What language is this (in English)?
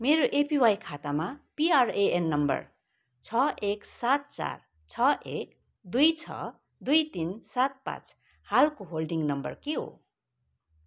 Nepali